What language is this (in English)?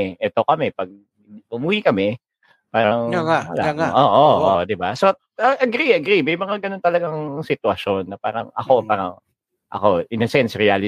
Filipino